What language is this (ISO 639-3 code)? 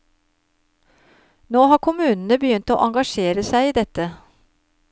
nor